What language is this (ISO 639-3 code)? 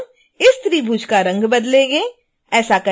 hin